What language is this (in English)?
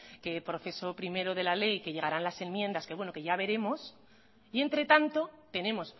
Spanish